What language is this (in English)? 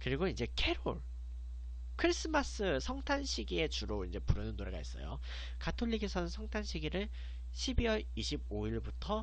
Korean